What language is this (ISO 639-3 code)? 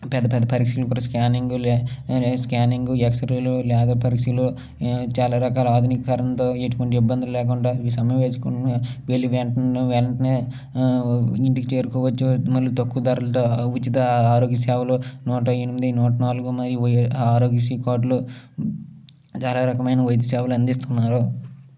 tel